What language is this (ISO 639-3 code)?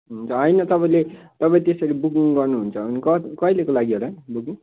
nep